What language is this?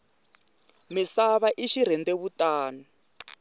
Tsonga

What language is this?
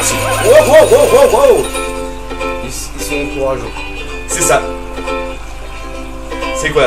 French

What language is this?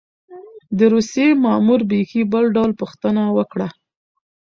Pashto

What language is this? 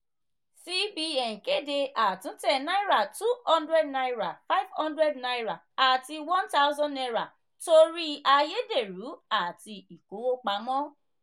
Yoruba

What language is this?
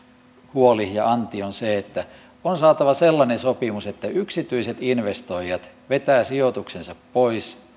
Finnish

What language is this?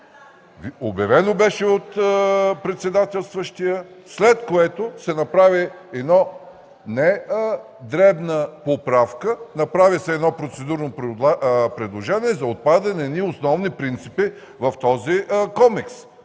Bulgarian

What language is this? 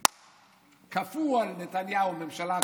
Hebrew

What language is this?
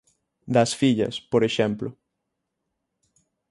Galician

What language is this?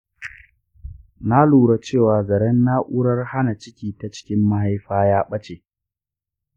Hausa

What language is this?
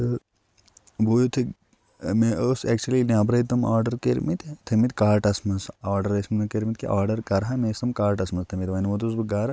Kashmiri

